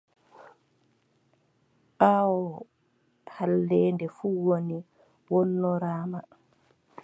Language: Adamawa Fulfulde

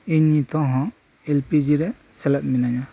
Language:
Santali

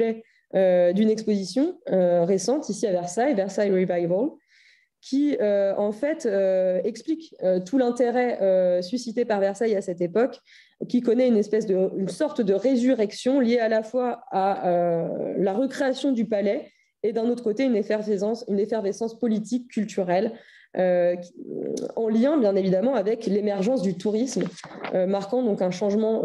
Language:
French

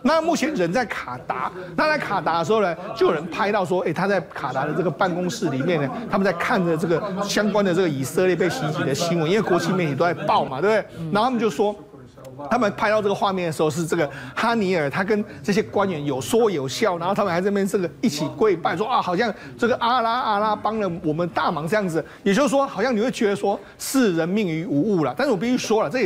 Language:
Chinese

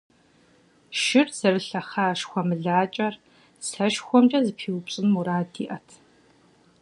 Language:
Kabardian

